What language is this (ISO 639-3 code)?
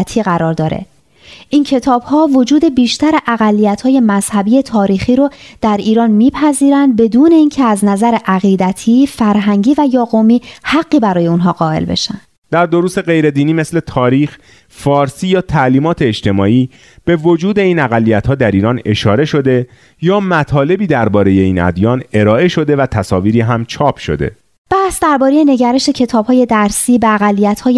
fas